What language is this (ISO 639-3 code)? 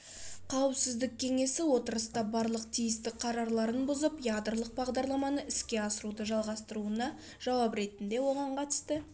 kaz